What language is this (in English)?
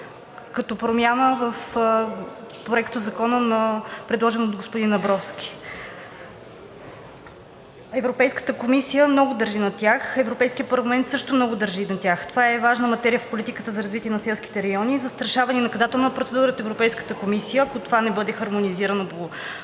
Bulgarian